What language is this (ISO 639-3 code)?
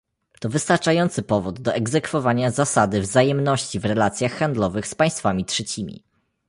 pol